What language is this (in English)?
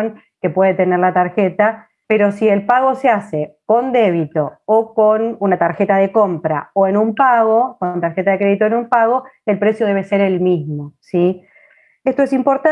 Spanish